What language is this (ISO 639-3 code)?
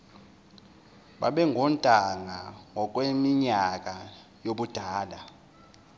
zul